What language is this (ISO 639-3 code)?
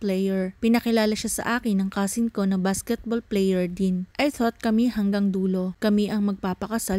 fil